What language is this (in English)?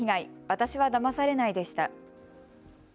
Japanese